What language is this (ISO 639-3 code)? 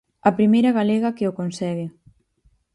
glg